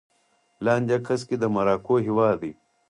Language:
Pashto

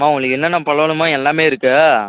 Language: Tamil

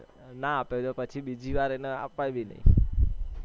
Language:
Gujarati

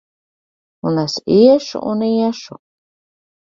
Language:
Latvian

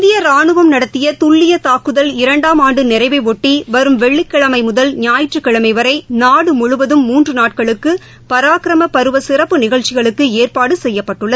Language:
Tamil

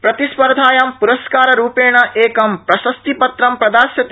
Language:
Sanskrit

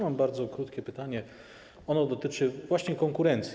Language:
Polish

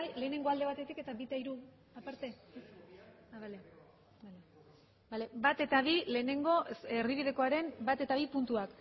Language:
Basque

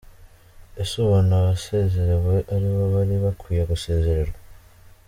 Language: Kinyarwanda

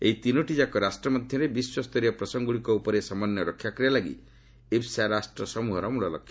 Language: Odia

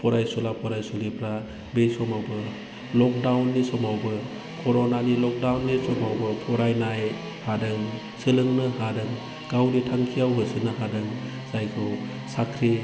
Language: Bodo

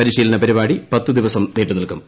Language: Malayalam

